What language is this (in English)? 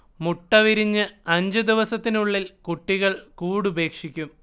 Malayalam